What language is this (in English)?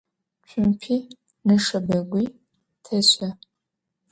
Adyghe